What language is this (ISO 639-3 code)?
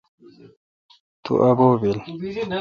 xka